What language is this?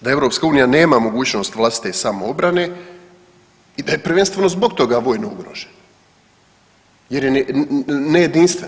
Croatian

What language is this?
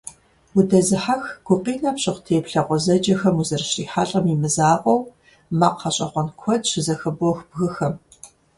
Kabardian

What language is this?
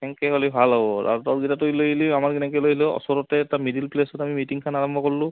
Assamese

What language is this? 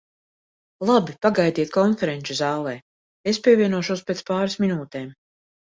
Latvian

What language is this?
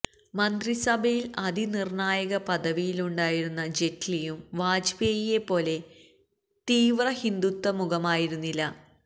Malayalam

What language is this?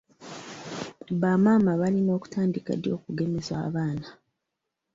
Ganda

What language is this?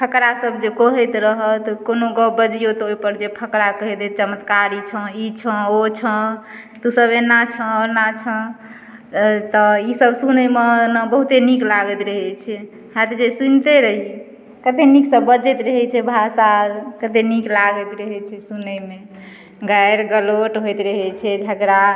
Maithili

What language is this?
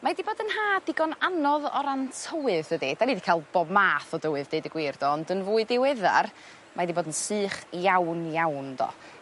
Welsh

